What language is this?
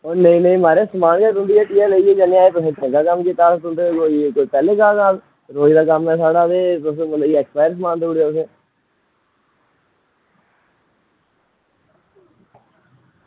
Dogri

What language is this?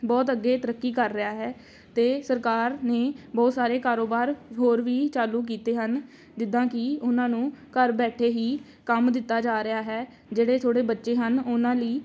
Punjabi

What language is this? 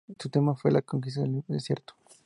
Spanish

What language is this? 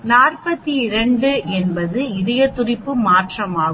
Tamil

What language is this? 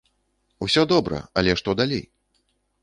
Belarusian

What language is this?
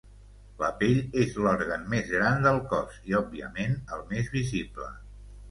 Catalan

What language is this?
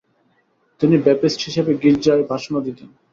Bangla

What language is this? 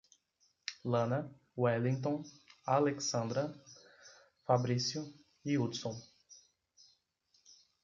Portuguese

